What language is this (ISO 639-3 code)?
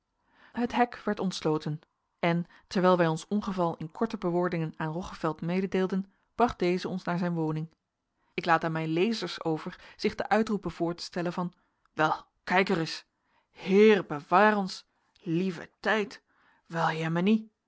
nld